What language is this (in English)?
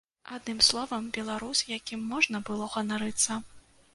Belarusian